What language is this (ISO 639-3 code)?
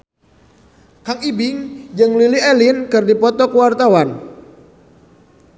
sun